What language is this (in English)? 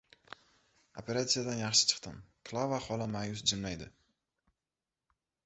Uzbek